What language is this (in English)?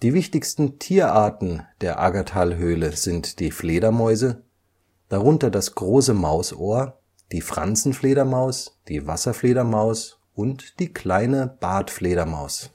German